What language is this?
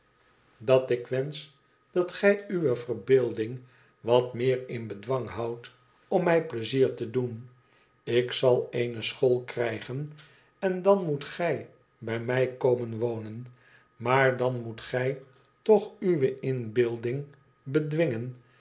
Dutch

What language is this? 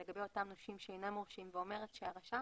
Hebrew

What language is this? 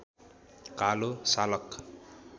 Nepali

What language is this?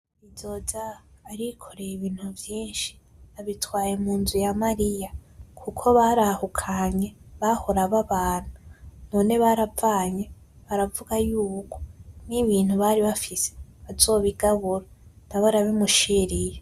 Rundi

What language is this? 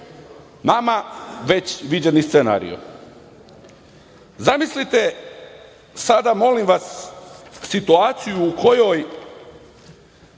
Serbian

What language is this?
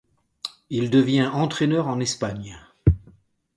French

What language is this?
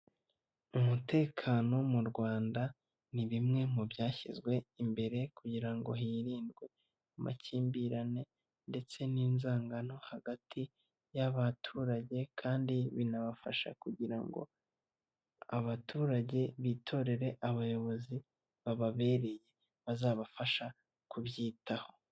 Kinyarwanda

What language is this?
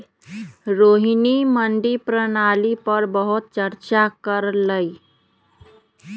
Magahi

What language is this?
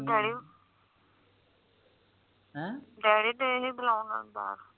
Punjabi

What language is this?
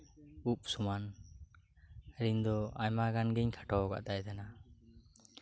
Santali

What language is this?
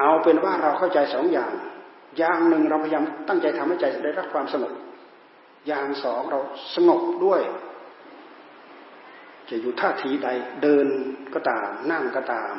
Thai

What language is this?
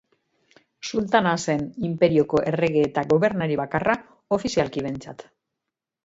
Basque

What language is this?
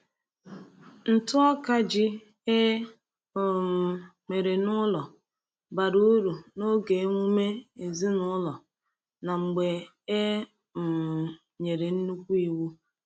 Igbo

